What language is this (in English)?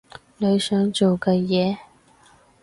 Cantonese